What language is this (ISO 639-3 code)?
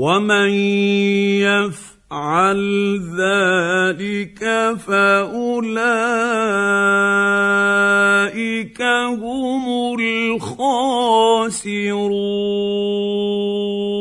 ara